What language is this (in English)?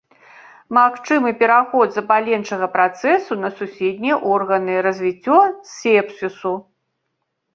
Belarusian